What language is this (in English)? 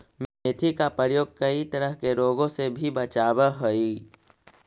Magahi